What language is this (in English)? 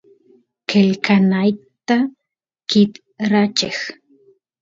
Santiago del Estero Quichua